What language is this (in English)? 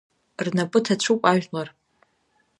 Abkhazian